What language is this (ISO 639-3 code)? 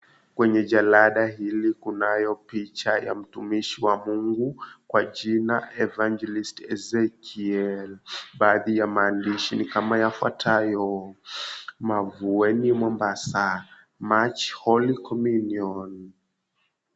swa